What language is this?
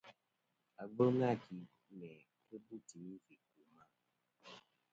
Kom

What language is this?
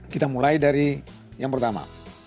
Indonesian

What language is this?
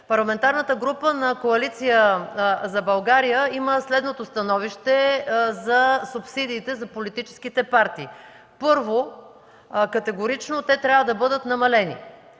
Bulgarian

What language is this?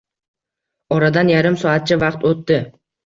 Uzbek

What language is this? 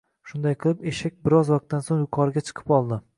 Uzbek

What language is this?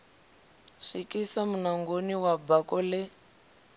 Venda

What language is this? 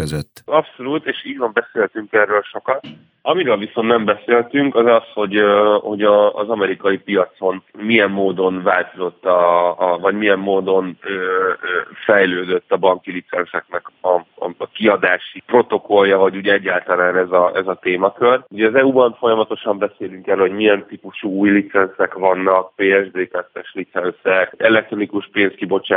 Hungarian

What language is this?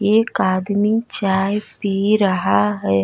Bhojpuri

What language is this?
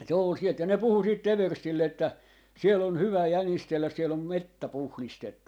Finnish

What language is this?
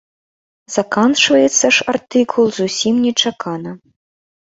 Belarusian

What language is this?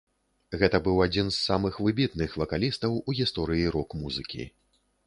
Belarusian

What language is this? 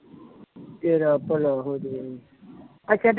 Punjabi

